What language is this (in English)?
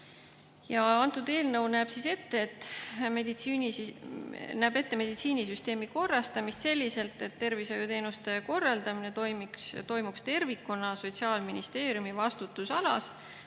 Estonian